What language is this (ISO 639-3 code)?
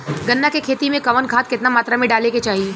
bho